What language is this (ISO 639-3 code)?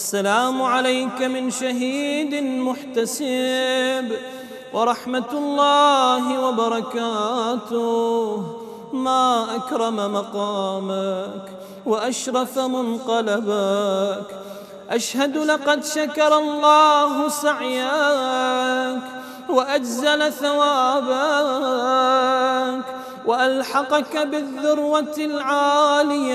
ara